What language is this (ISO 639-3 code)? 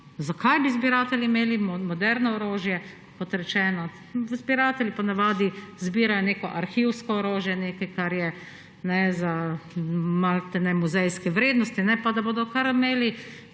slv